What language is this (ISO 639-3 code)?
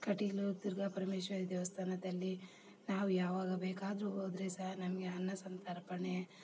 kan